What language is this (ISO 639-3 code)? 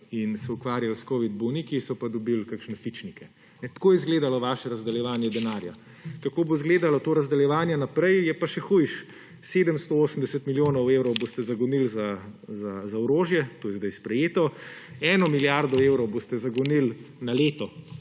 slv